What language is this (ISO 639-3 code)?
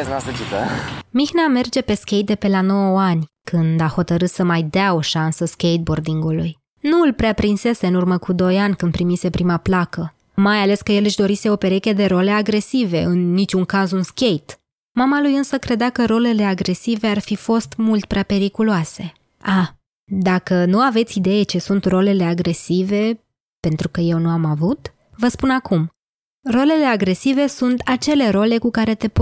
ron